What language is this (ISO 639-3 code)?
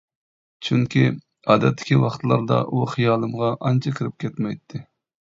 uig